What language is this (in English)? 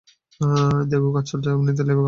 Bangla